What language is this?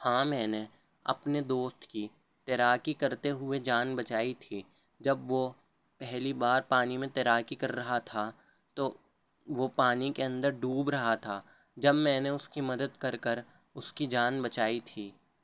Urdu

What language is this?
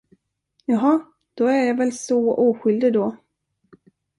Swedish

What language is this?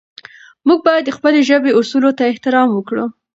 Pashto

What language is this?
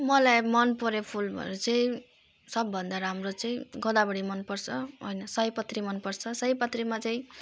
Nepali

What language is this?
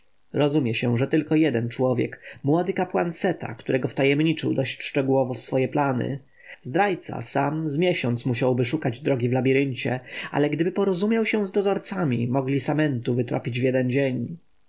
Polish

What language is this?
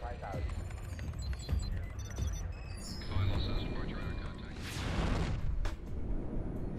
Russian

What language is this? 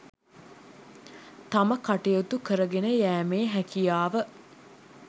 Sinhala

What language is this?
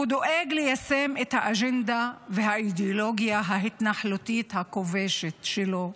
Hebrew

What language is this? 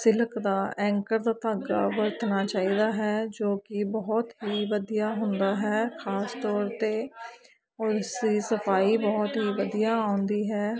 Punjabi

